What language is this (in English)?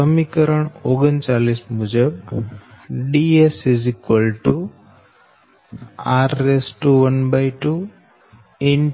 Gujarati